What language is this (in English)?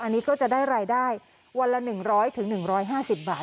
Thai